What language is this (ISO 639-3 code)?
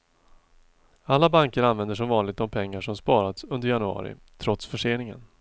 swe